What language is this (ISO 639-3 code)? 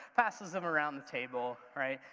eng